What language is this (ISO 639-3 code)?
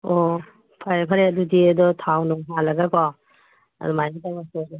mni